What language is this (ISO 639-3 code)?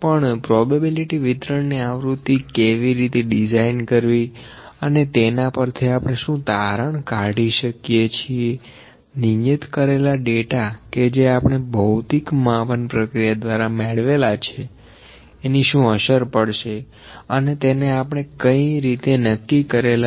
guj